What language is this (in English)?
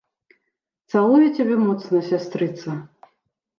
Belarusian